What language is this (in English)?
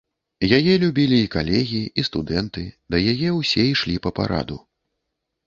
Belarusian